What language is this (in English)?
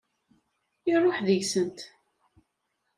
Kabyle